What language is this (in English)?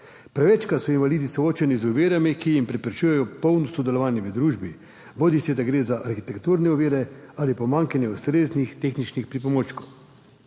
Slovenian